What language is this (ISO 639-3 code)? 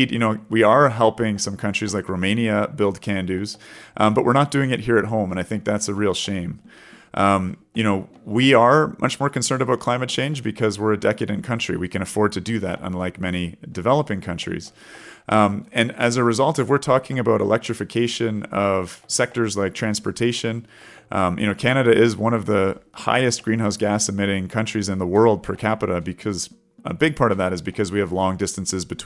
eng